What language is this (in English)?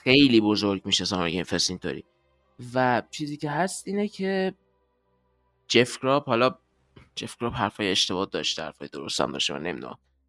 Persian